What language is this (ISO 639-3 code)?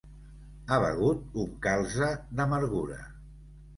cat